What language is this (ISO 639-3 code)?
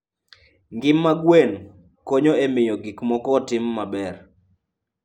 luo